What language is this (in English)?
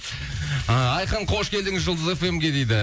Kazakh